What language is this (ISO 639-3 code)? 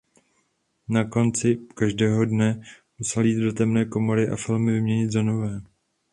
ces